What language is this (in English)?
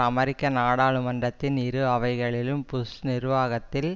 Tamil